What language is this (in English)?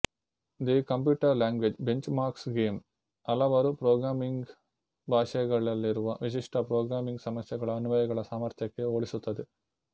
Kannada